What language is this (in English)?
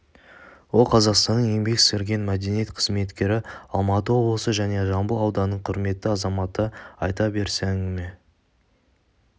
Kazakh